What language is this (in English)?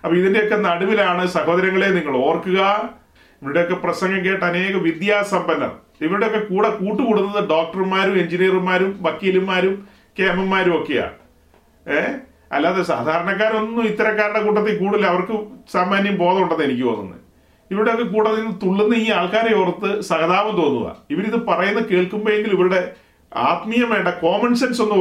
Malayalam